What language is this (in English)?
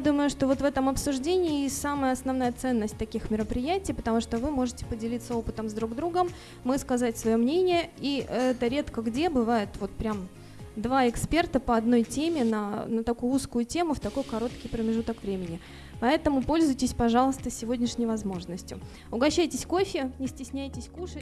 Russian